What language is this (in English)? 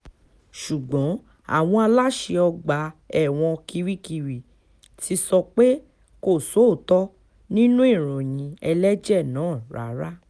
Yoruba